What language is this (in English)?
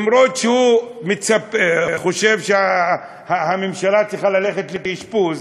Hebrew